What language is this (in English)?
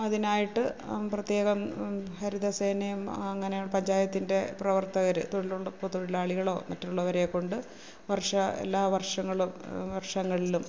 Malayalam